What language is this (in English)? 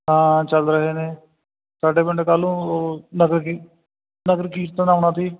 Punjabi